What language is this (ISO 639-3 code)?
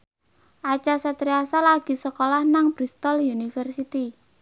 jav